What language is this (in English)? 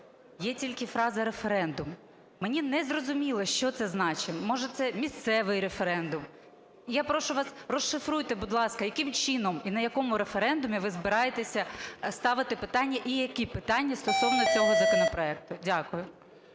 Ukrainian